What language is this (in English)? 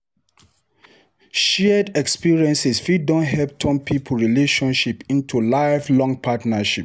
Nigerian Pidgin